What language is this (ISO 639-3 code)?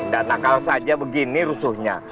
ind